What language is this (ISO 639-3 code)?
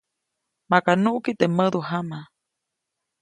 zoc